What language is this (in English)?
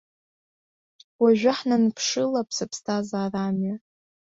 Abkhazian